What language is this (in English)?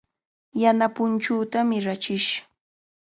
Cajatambo North Lima Quechua